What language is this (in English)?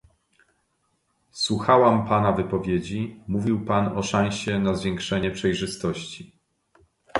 Polish